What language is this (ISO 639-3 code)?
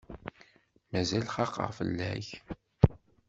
kab